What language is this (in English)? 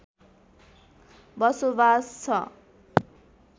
Nepali